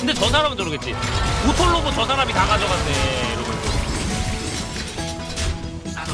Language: Korean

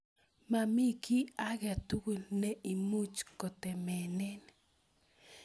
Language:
Kalenjin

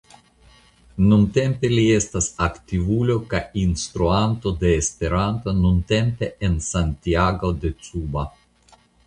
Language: Esperanto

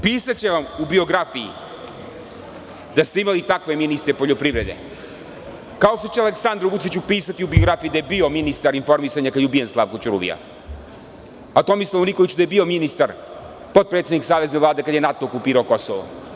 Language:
Serbian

